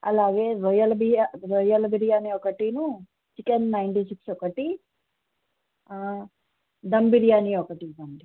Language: Telugu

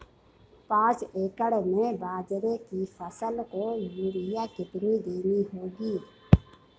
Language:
Hindi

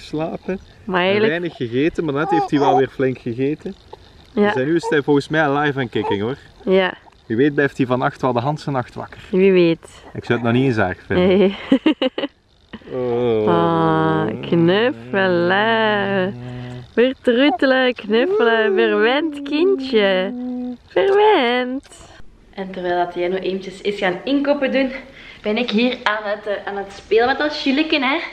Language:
Dutch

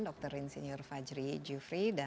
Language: Indonesian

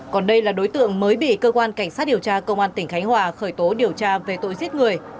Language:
Vietnamese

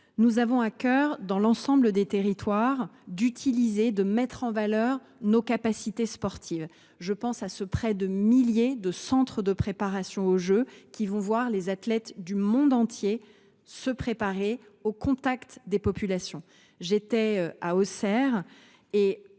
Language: French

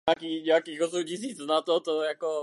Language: Czech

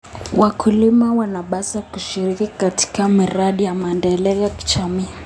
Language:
Kalenjin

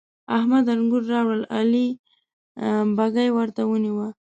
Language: Pashto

